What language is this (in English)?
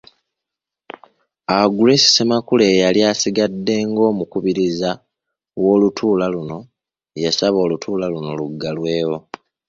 Ganda